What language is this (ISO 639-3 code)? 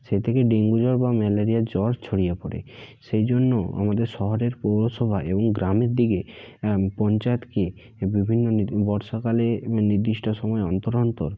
ben